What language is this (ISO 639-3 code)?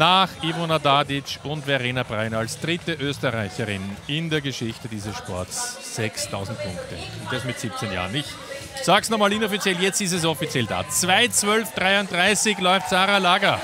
deu